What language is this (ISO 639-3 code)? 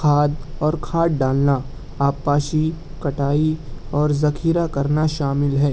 urd